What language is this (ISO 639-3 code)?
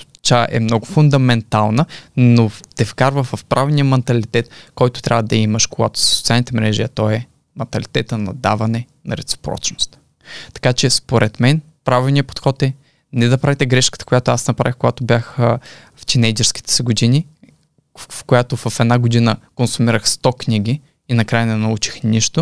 bul